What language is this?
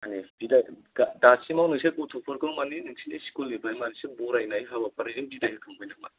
Bodo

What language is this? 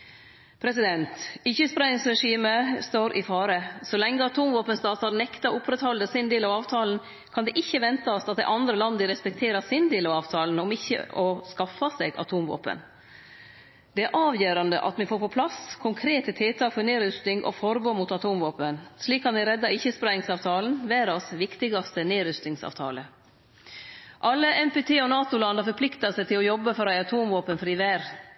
Norwegian Nynorsk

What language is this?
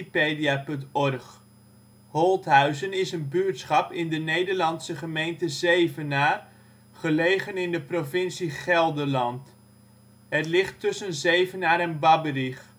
Dutch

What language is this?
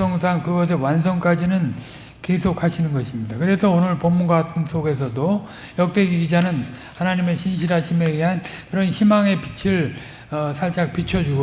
Korean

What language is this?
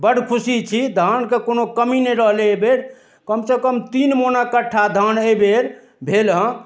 Maithili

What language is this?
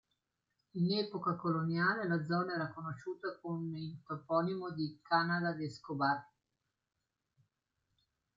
Italian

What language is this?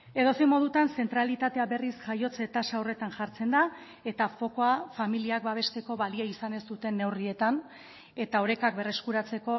Basque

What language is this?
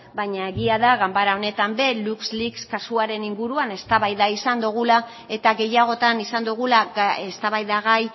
Basque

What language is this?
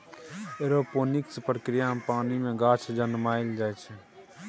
Maithili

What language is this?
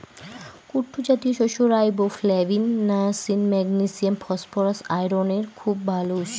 Bangla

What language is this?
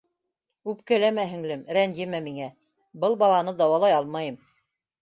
Bashkir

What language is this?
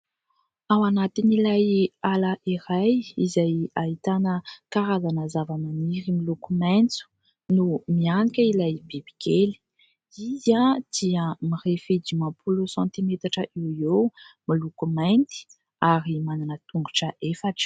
Malagasy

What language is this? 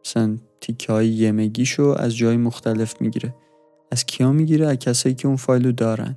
Persian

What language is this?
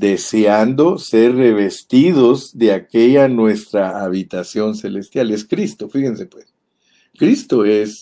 Spanish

